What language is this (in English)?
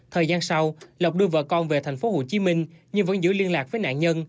Vietnamese